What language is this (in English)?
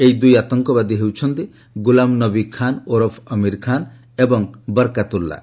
Odia